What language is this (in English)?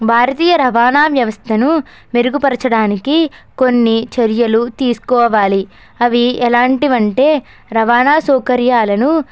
Telugu